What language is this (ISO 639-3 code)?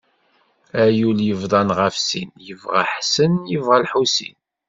kab